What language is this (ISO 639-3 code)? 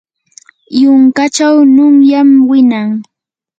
qur